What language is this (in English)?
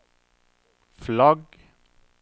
Norwegian